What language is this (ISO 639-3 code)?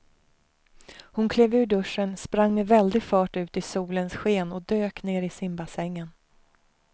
swe